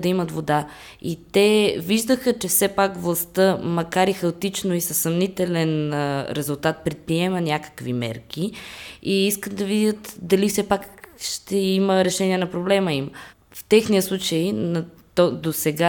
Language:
Bulgarian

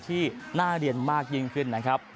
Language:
Thai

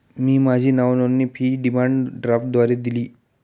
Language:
Marathi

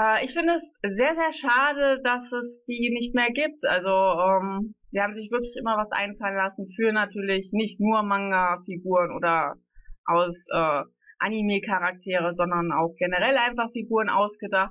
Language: German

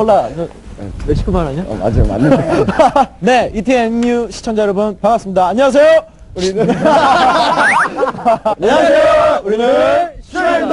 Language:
Korean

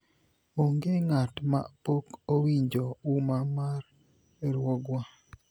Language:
Luo (Kenya and Tanzania)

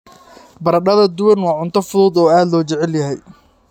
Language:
Somali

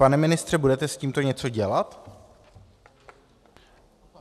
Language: Czech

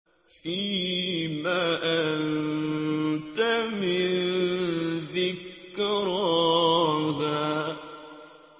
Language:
Arabic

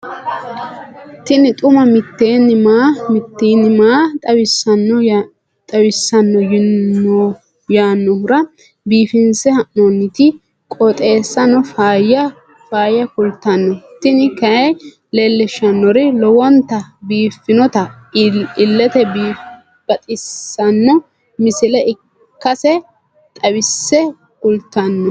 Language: Sidamo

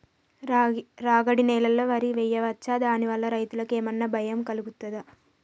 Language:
Telugu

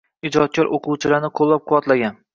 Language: Uzbek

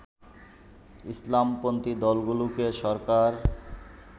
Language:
Bangla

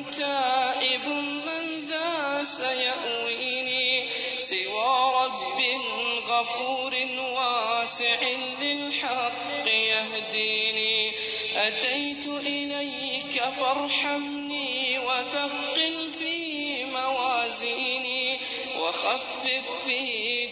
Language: Urdu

